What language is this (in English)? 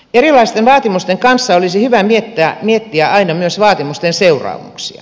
Finnish